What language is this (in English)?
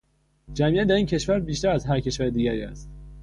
Persian